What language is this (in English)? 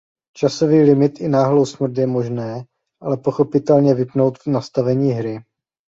Czech